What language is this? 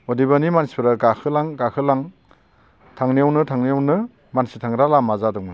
Bodo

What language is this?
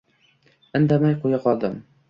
Uzbek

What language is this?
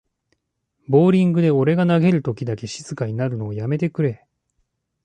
Japanese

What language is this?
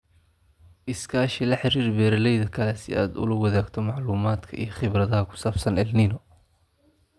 Somali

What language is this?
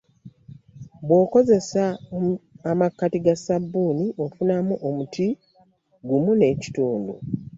Ganda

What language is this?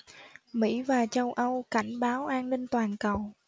Vietnamese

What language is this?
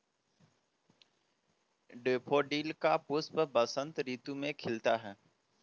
Hindi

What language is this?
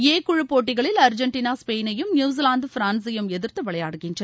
Tamil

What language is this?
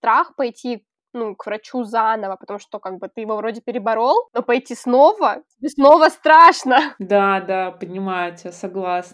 Russian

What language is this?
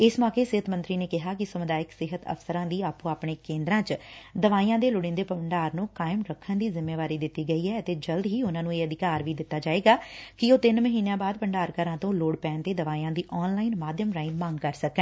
Punjabi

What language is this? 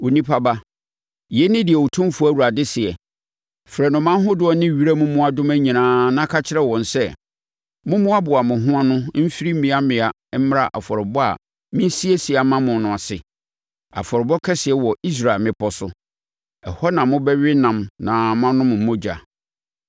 Akan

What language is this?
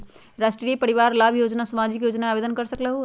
Magahi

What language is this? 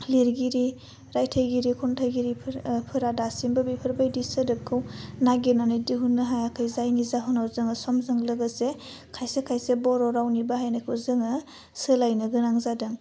Bodo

